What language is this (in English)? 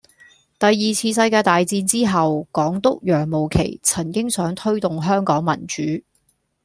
Cantonese